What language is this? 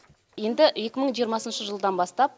Kazakh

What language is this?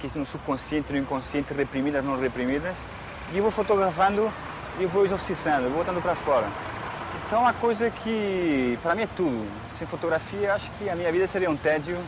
Portuguese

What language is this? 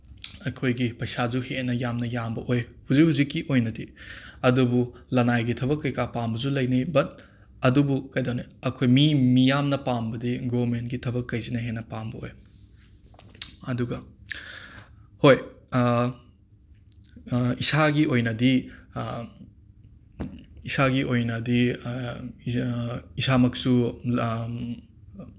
Manipuri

